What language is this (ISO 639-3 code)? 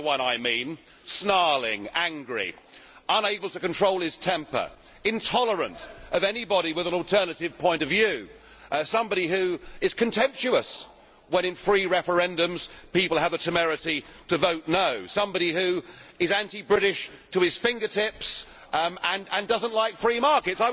eng